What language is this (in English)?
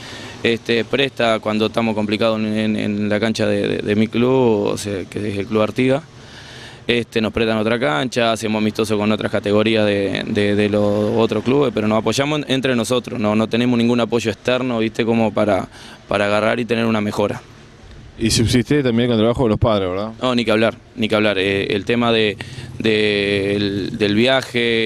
Spanish